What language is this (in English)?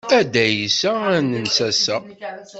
Kabyle